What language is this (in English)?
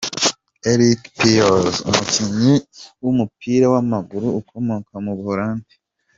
Kinyarwanda